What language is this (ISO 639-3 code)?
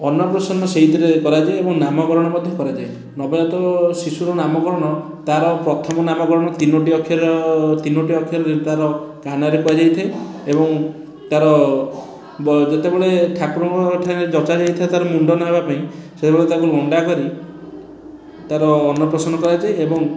ori